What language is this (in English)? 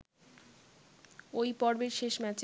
Bangla